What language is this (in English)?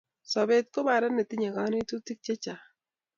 Kalenjin